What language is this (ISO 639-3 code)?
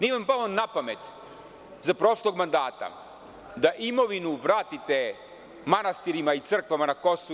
srp